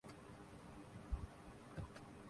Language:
Urdu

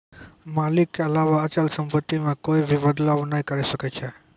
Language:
Maithili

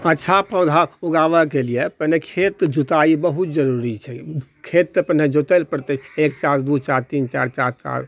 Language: Maithili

